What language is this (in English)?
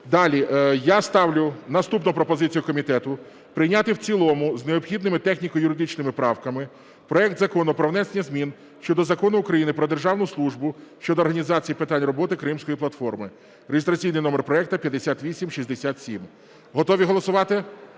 Ukrainian